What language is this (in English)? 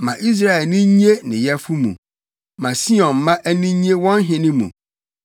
Akan